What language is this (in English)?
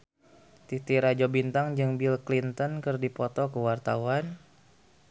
Sundanese